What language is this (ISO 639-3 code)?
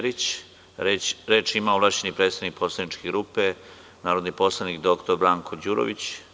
srp